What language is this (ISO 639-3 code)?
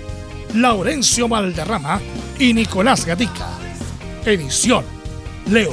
spa